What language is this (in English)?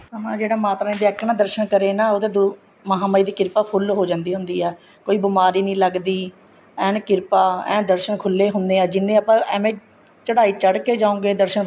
Punjabi